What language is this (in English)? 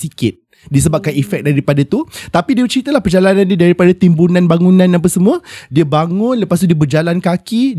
Malay